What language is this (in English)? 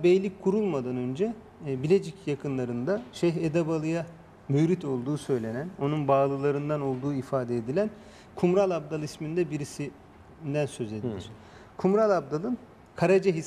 Turkish